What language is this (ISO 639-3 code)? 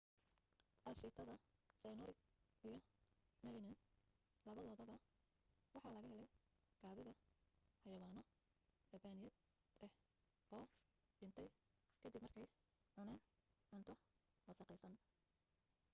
som